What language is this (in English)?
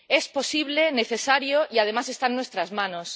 Spanish